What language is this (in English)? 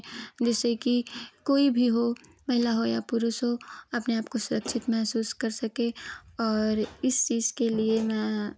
Hindi